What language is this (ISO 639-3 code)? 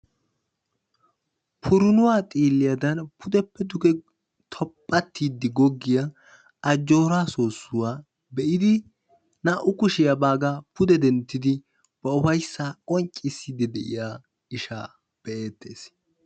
wal